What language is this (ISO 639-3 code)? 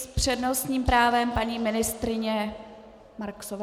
ces